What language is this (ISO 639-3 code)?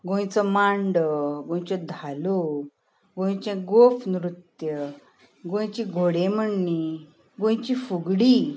kok